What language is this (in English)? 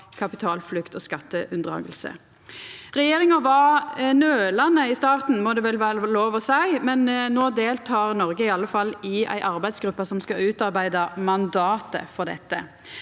Norwegian